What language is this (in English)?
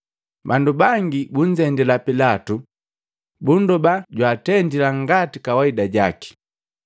Matengo